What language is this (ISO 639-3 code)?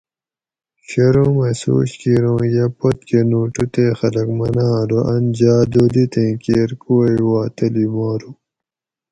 gwc